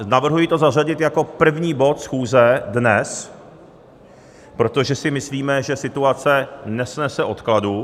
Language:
Czech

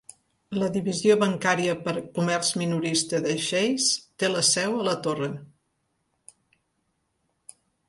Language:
Catalan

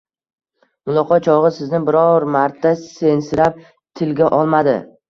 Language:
Uzbek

